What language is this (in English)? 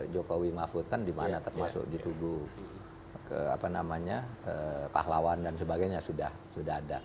Indonesian